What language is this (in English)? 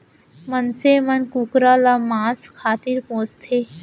Chhattisgarhi